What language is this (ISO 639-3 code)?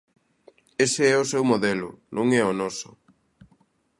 glg